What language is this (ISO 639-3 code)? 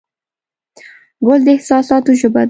pus